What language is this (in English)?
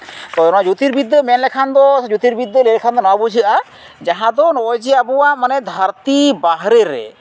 Santali